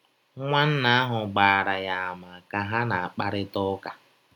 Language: Igbo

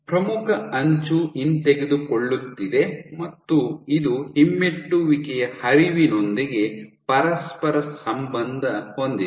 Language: Kannada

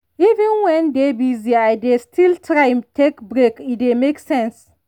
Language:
Nigerian Pidgin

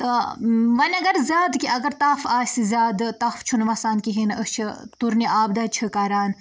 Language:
Kashmiri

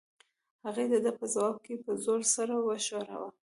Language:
Pashto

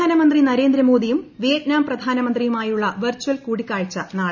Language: Malayalam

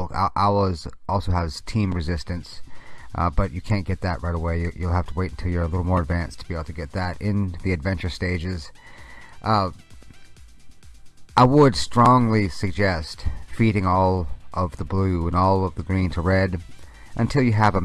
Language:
English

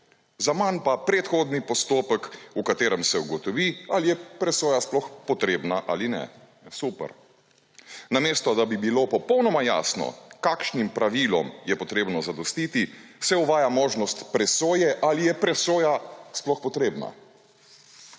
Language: Slovenian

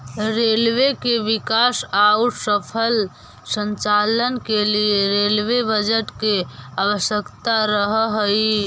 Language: Magahi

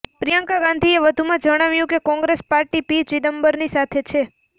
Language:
Gujarati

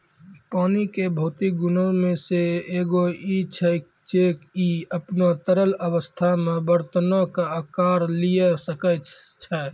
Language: Maithili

